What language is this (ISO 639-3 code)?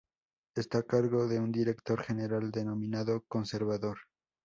spa